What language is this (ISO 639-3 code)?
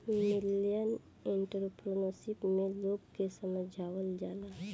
bho